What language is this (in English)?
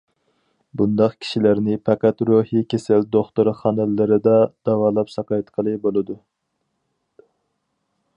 Uyghur